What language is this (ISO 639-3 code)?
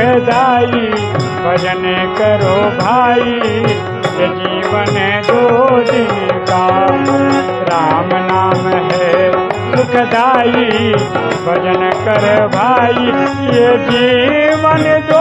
hin